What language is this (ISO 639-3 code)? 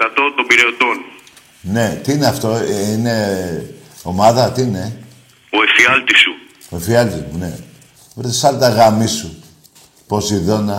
ell